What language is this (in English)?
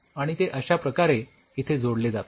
Marathi